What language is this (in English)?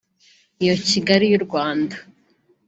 Kinyarwanda